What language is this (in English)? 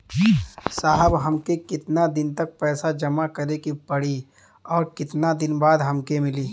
Bhojpuri